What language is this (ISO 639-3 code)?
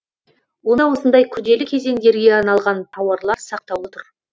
kaz